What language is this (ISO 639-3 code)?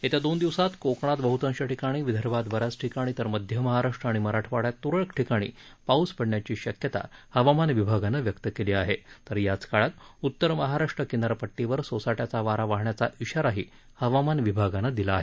mar